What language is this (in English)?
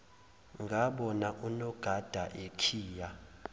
Zulu